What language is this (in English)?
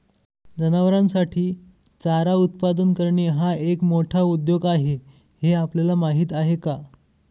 Marathi